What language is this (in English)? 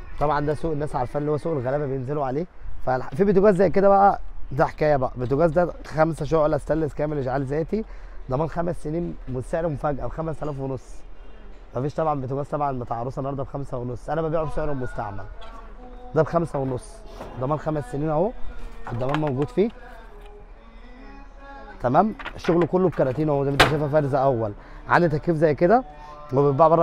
Arabic